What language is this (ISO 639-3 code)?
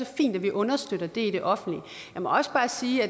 dan